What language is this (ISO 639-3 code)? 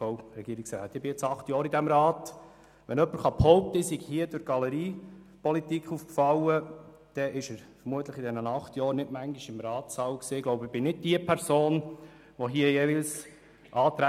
gsw